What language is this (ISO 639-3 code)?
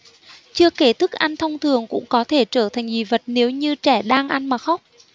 vie